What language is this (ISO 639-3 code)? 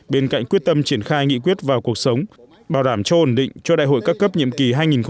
vie